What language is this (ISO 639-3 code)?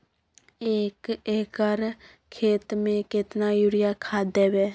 mai